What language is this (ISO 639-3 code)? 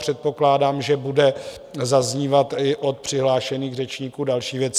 ces